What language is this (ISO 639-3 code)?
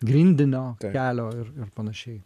lit